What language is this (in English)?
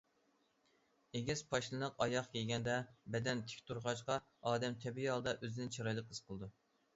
Uyghur